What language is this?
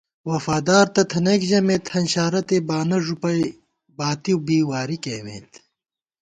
Gawar-Bati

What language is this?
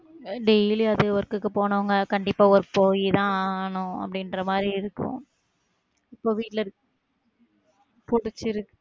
Tamil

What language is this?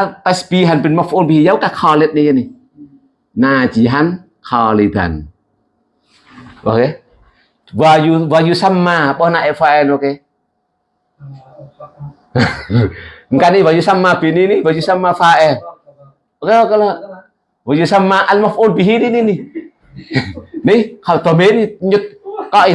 Indonesian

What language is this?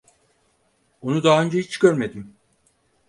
Turkish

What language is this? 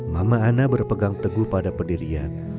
Indonesian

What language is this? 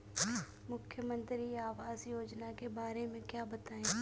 Hindi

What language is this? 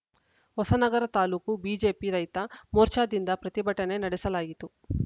Kannada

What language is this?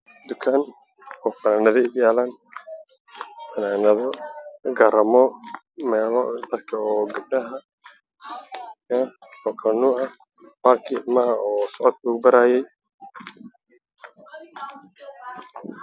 Somali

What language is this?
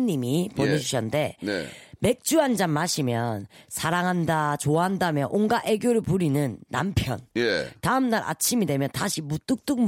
Korean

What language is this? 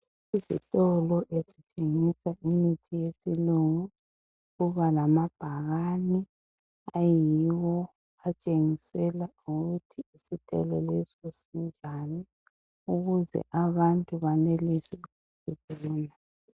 North Ndebele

